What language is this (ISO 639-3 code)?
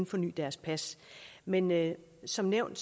dan